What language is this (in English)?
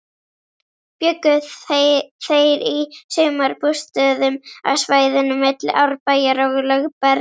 Icelandic